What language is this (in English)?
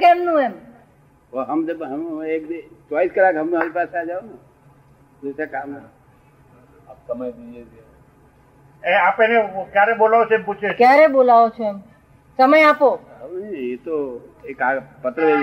Gujarati